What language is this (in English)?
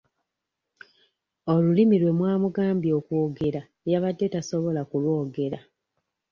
Ganda